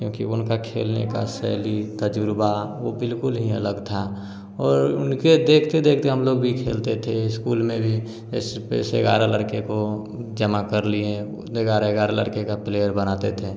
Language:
Hindi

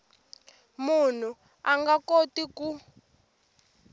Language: Tsonga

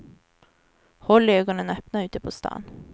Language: Swedish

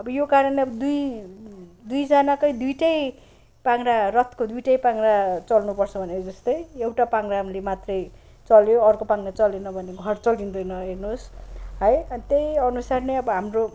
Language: Nepali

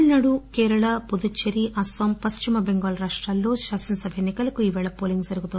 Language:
Telugu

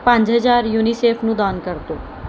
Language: Punjabi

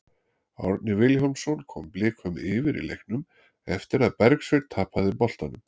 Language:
Icelandic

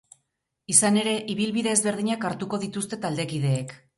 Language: Basque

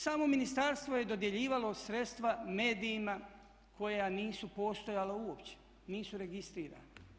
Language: Croatian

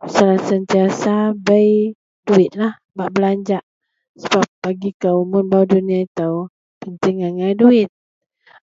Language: Central Melanau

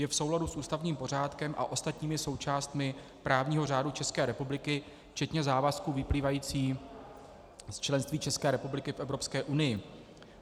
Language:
Czech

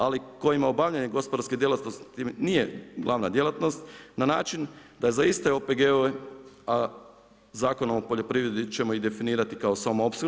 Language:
Croatian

